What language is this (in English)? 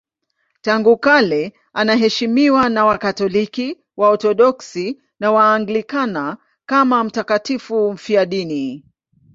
Swahili